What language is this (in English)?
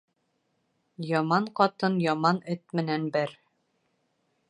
Bashkir